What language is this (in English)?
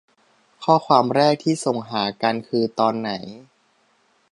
Thai